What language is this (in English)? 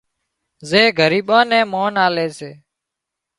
Wadiyara Koli